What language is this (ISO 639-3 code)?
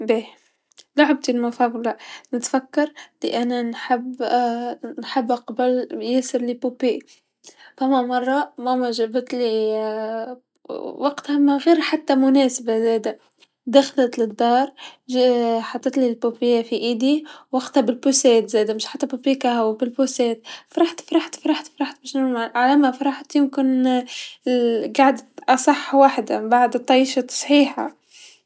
aeb